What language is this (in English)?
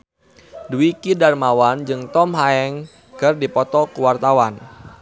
Sundanese